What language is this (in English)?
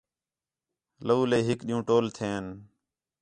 Khetrani